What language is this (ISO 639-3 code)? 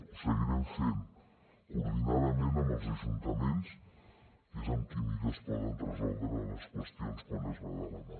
cat